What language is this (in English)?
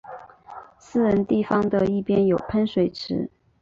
Chinese